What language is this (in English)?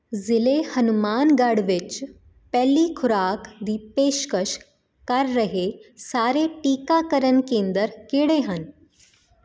Punjabi